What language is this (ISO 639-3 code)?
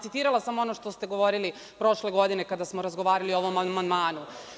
srp